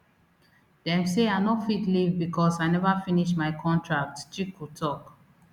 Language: Nigerian Pidgin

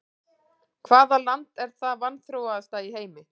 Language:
Icelandic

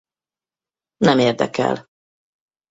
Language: Hungarian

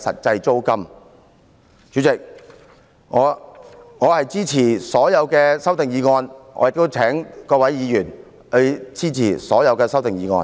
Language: Cantonese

